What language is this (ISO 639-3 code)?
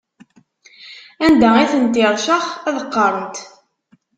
kab